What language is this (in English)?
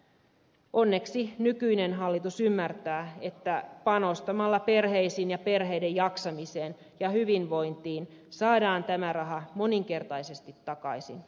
Finnish